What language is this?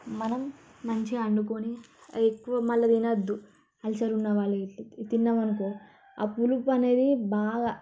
Telugu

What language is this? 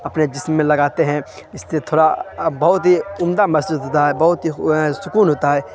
Urdu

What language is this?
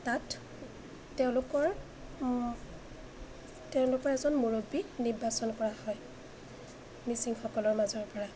Assamese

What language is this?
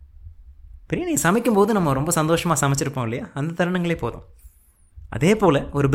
Tamil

